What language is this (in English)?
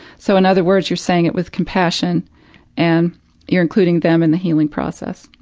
English